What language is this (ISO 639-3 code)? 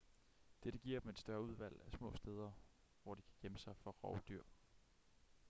dan